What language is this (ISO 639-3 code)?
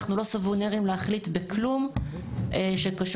heb